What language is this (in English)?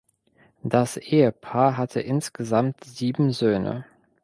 German